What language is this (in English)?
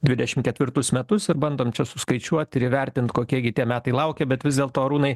Lithuanian